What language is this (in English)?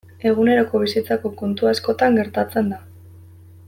Basque